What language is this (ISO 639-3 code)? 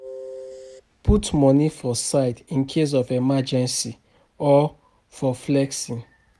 pcm